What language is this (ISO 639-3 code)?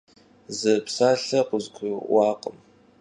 kbd